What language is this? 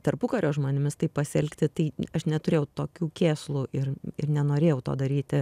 Lithuanian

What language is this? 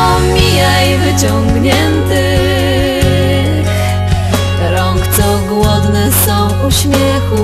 Polish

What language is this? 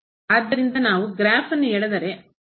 Kannada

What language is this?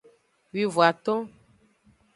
Aja (Benin)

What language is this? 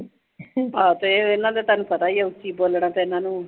Punjabi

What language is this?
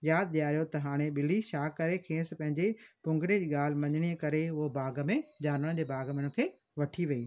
Sindhi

